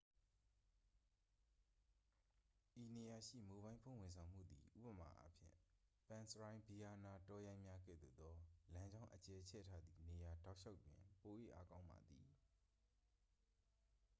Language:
Burmese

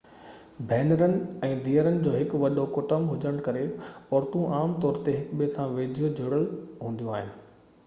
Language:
Sindhi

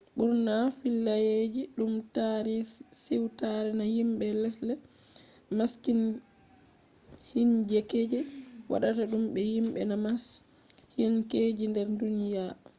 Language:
Fula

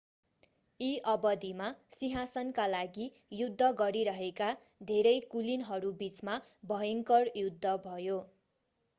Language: Nepali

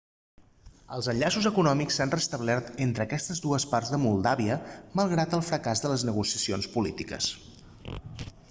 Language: Catalan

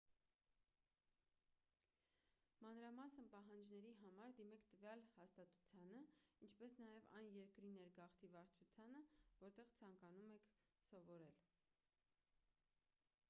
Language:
Armenian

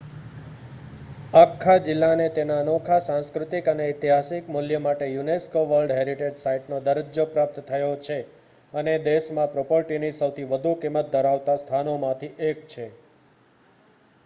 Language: Gujarati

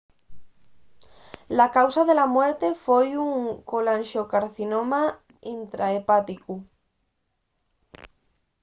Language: Asturian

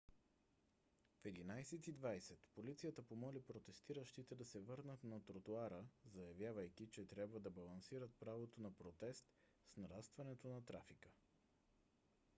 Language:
Bulgarian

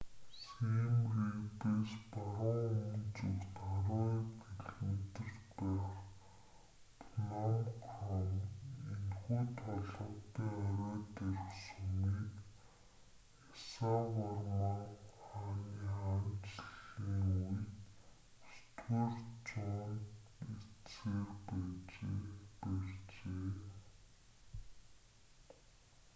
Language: Mongolian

